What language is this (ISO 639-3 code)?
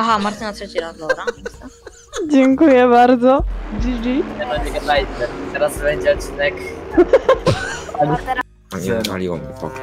pol